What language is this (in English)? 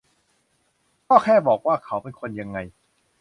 Thai